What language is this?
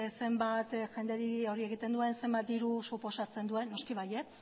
Basque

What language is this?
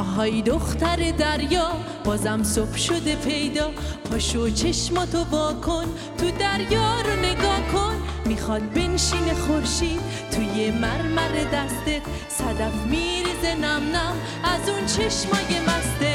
Persian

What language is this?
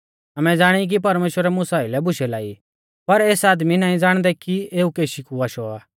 Mahasu Pahari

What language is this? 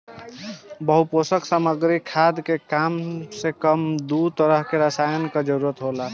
Bhojpuri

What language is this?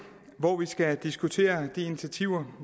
Danish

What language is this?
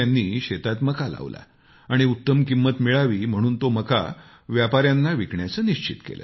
Marathi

